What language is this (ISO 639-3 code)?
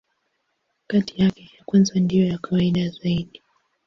swa